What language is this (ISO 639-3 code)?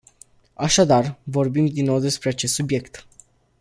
ron